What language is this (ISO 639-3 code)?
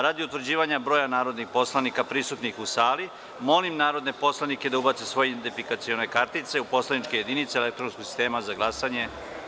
srp